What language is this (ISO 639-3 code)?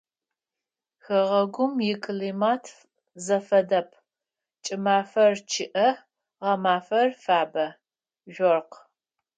ady